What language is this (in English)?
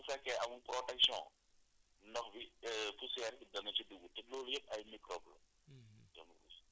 Wolof